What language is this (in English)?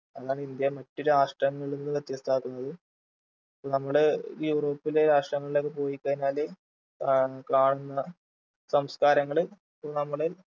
Malayalam